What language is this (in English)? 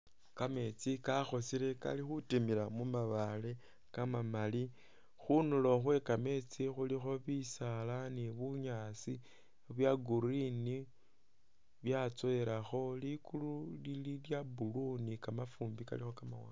Masaaba